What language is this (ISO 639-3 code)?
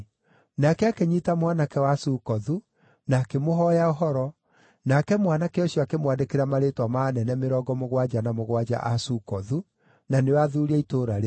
kik